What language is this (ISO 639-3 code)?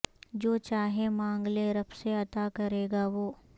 urd